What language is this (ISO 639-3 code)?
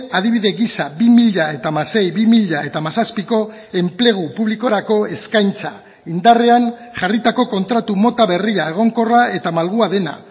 eus